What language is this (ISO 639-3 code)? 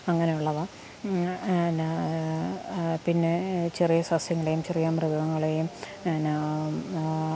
mal